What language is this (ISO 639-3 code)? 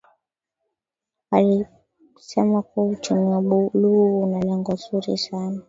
swa